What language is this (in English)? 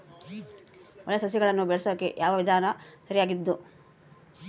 Kannada